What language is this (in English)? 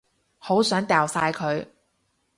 Cantonese